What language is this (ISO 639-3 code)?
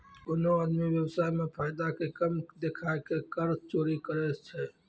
mai